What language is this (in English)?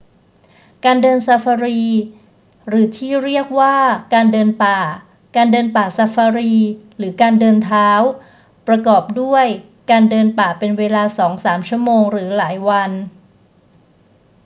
Thai